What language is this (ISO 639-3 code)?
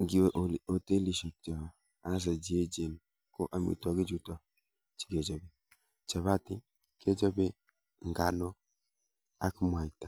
kln